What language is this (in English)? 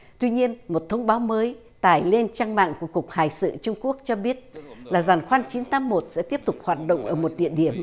Vietnamese